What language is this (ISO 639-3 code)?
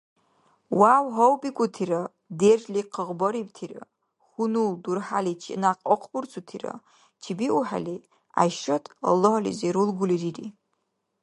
dar